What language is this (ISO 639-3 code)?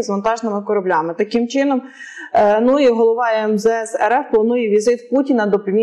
ukr